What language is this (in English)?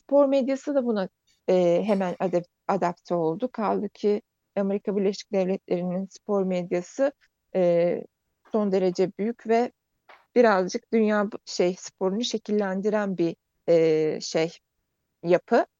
Turkish